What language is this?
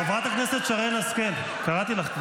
Hebrew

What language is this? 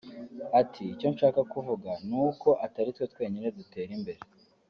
Kinyarwanda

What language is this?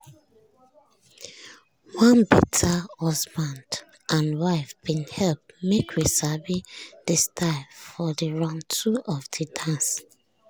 Nigerian Pidgin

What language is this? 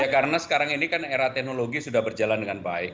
Indonesian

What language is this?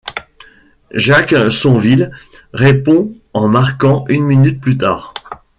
French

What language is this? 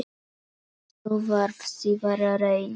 Icelandic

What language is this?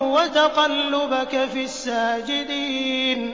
Arabic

